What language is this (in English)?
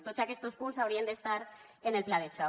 Catalan